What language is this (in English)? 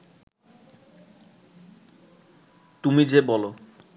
Bangla